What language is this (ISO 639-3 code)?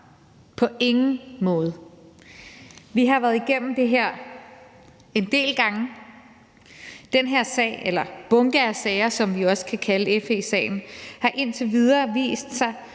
dan